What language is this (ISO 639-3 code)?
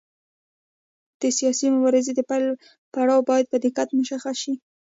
pus